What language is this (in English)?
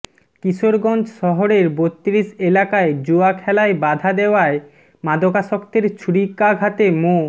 Bangla